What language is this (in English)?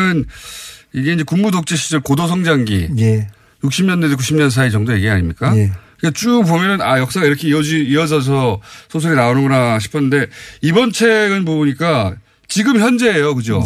Korean